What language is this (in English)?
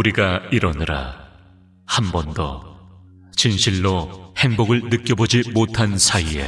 Korean